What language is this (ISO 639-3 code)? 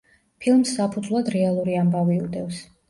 kat